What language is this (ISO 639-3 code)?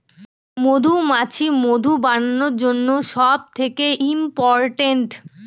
ben